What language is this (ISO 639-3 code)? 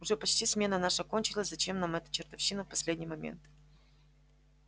rus